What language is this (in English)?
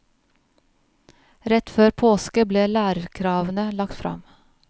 Norwegian